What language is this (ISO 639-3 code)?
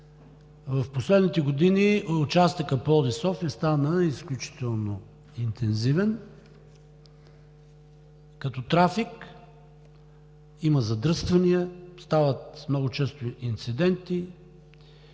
bul